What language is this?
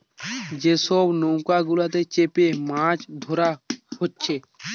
Bangla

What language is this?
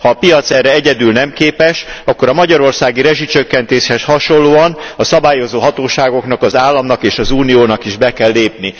Hungarian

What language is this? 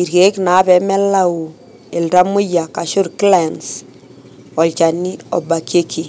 Masai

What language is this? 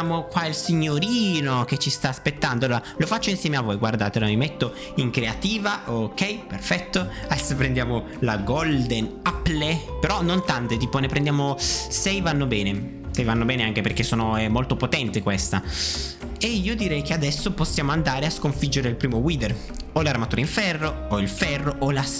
Italian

